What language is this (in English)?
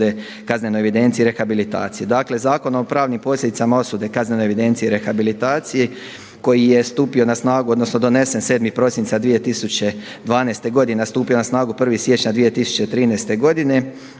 Croatian